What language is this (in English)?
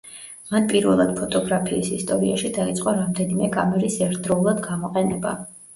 Georgian